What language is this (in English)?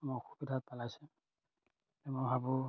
Assamese